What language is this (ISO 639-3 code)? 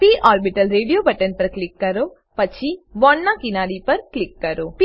guj